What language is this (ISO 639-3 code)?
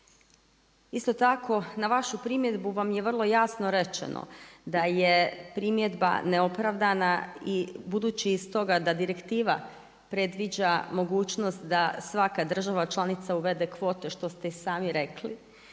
hrv